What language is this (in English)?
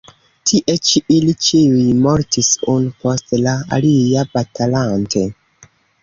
Esperanto